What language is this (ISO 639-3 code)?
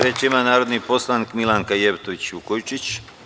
srp